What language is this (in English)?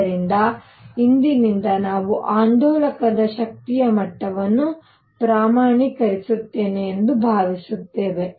Kannada